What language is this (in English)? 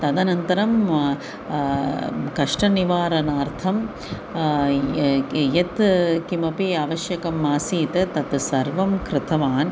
Sanskrit